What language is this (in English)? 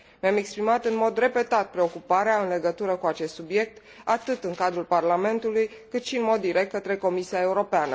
Romanian